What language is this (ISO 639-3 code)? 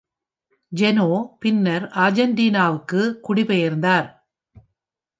tam